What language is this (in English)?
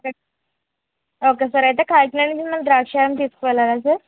Telugu